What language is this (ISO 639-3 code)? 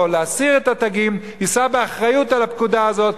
heb